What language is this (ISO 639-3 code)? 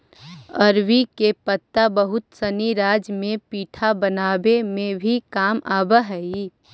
mag